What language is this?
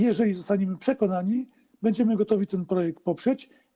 Polish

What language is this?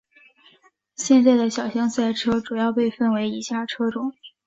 Chinese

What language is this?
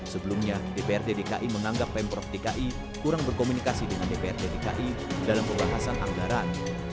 Indonesian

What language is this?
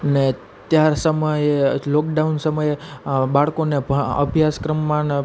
Gujarati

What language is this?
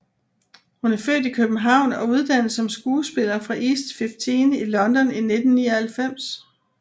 Danish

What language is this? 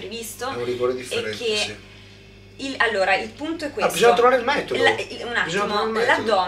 Italian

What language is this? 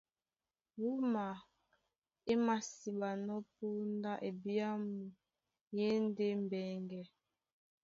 Duala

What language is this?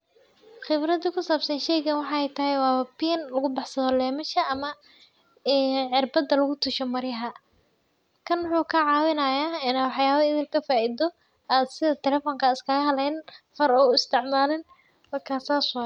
Somali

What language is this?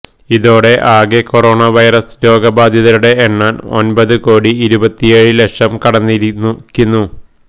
Malayalam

